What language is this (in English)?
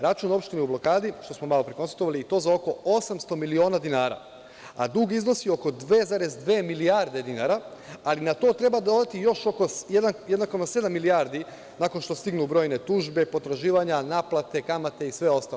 Serbian